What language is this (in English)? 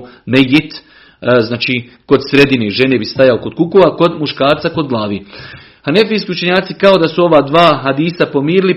Croatian